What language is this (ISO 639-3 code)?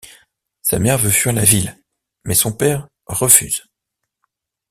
fra